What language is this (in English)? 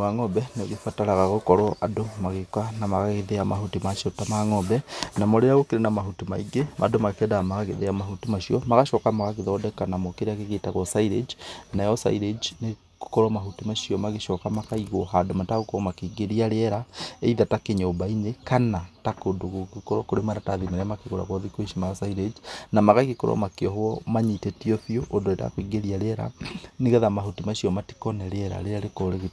Kikuyu